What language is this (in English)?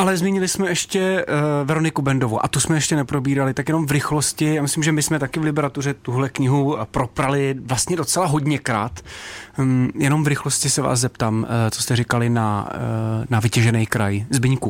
Czech